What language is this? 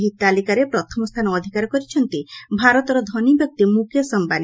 Odia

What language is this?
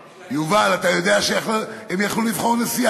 Hebrew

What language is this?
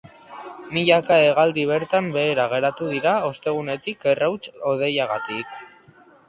Basque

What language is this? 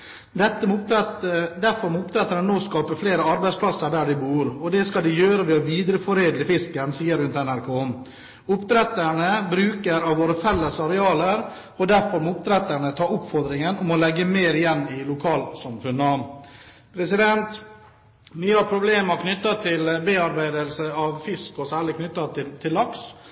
Norwegian Bokmål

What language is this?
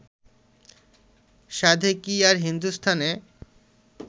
Bangla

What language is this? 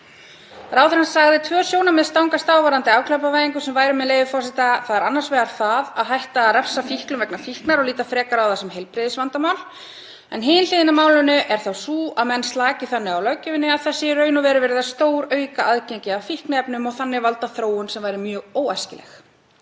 Icelandic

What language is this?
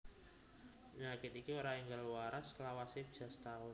Javanese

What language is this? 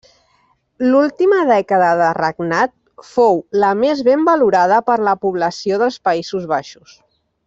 Catalan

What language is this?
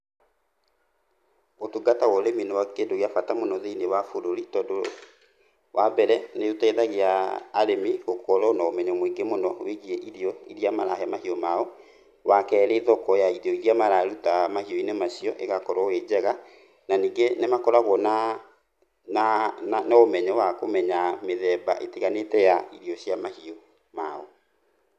Kikuyu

